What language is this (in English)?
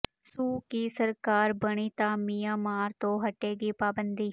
Punjabi